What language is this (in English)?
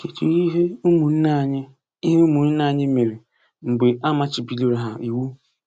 Igbo